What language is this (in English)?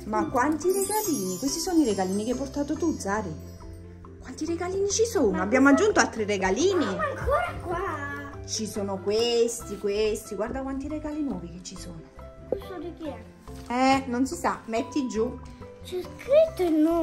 Italian